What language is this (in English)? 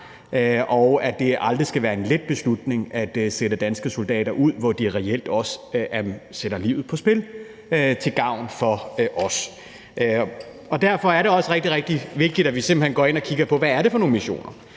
Danish